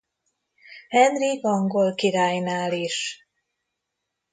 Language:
Hungarian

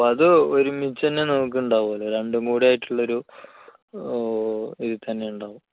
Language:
Malayalam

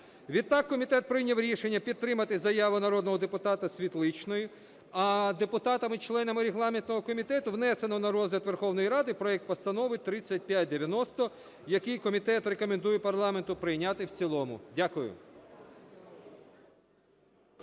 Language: Ukrainian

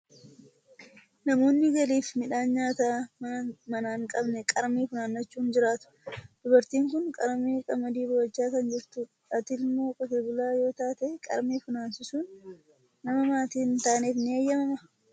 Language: Oromo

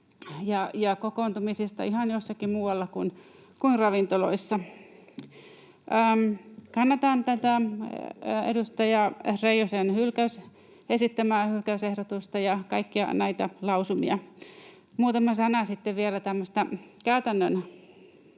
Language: Finnish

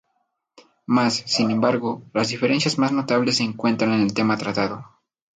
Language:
Spanish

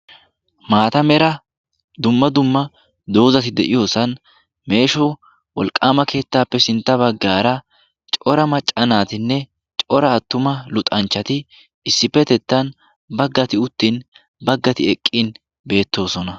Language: Wolaytta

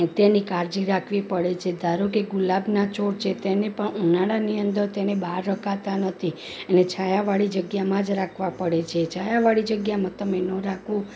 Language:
Gujarati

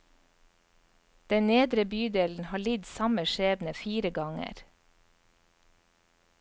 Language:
Norwegian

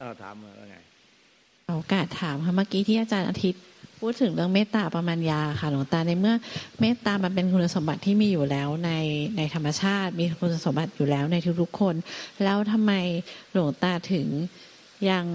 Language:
Thai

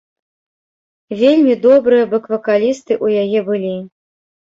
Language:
Belarusian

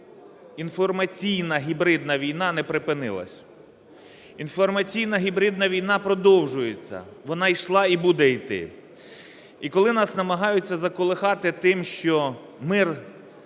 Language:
Ukrainian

